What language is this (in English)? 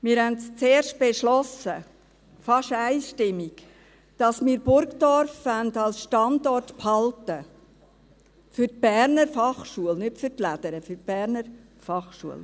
Swiss German